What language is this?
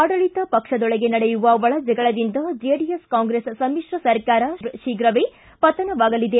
Kannada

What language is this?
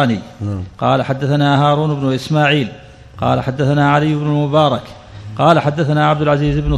Arabic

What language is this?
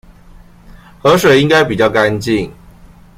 Chinese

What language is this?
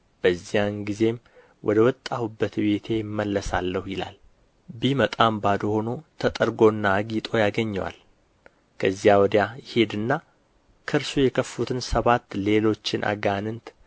Amharic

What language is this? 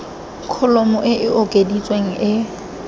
Tswana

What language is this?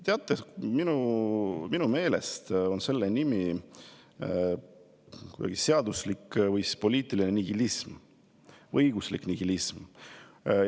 Estonian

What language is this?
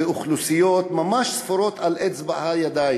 Hebrew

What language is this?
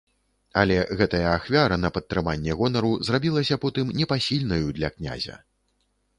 Belarusian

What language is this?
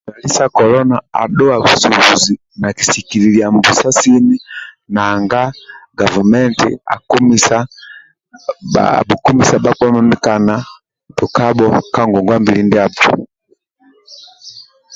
Amba (Uganda)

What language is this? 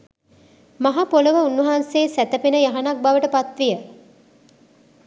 Sinhala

